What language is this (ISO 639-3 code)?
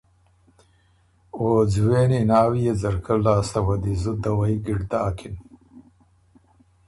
oru